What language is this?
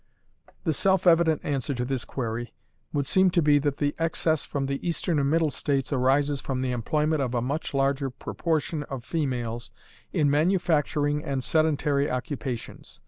English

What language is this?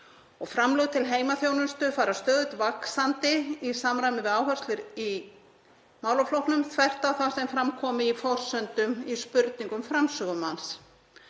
Icelandic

